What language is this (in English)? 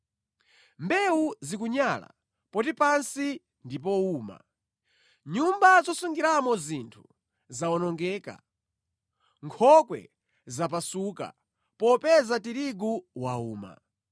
Nyanja